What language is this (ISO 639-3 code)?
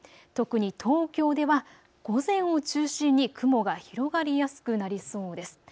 jpn